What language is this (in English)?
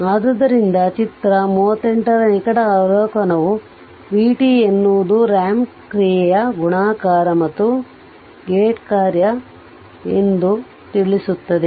Kannada